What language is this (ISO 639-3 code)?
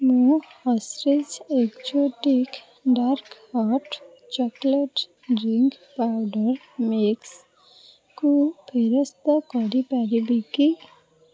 ori